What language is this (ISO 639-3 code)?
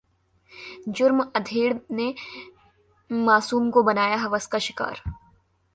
hin